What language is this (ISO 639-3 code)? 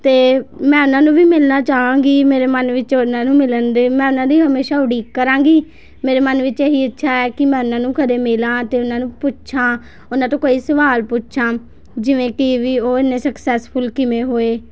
pan